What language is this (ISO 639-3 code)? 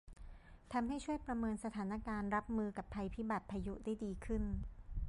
tha